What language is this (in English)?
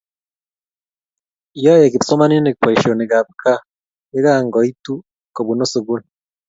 Kalenjin